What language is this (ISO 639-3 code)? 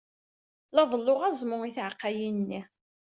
kab